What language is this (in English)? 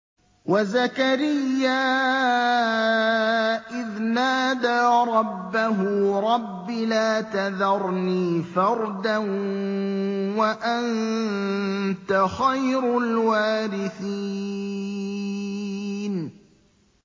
Arabic